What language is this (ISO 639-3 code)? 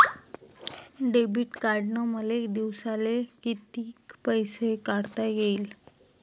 mar